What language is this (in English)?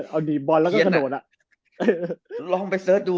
Thai